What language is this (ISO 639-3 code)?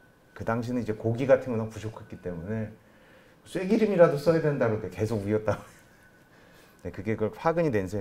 kor